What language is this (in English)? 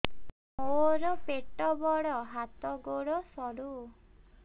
Odia